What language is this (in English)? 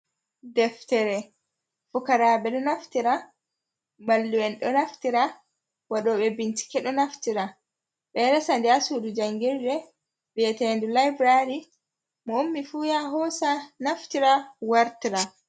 Fula